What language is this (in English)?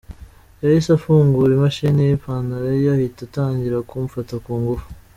Kinyarwanda